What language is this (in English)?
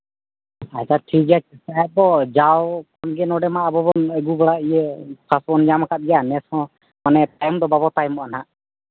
Santali